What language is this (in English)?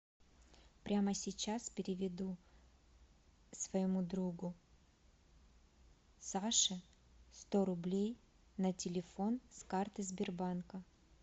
Russian